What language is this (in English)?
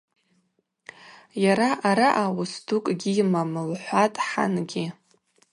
Abaza